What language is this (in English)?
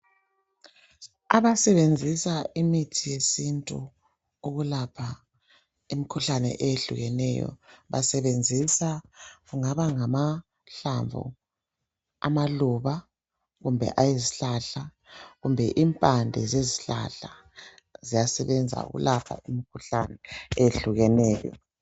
North Ndebele